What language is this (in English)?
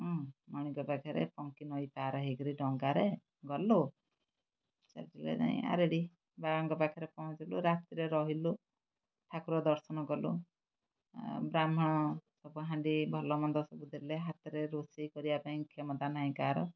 Odia